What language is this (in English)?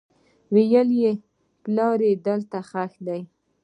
Pashto